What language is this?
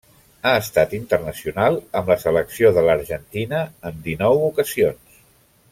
Catalan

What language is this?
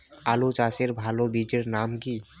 Bangla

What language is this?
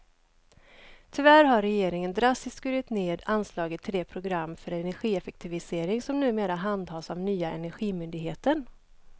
Swedish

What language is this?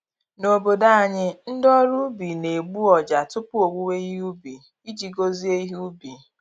Igbo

